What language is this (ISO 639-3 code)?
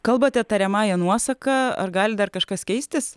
lit